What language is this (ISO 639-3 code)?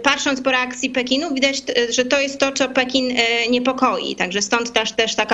pol